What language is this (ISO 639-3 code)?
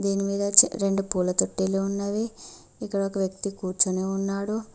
tel